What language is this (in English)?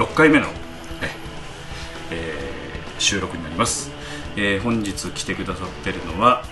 Japanese